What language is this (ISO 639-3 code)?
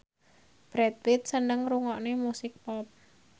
jav